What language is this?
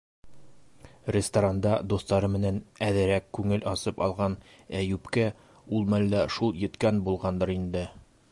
Bashkir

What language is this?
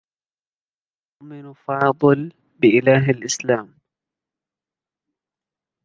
Arabic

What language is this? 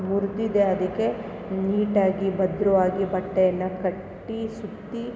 Kannada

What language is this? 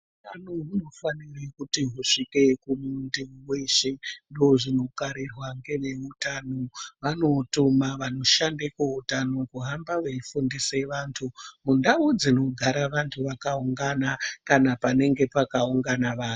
Ndau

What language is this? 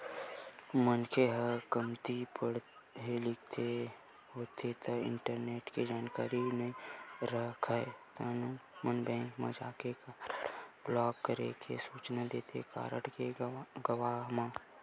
Chhattisgarhi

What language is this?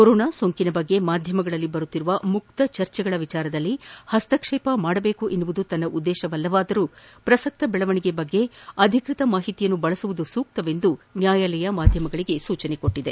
Kannada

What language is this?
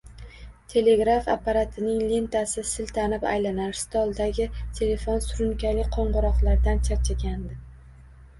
Uzbek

